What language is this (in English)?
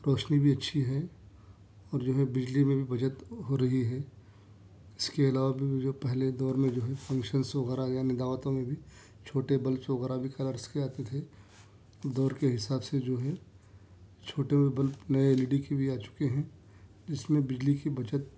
Urdu